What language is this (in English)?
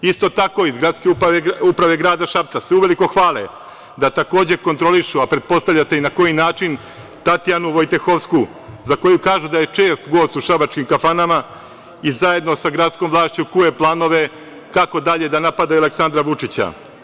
Serbian